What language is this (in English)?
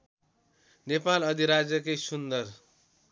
Nepali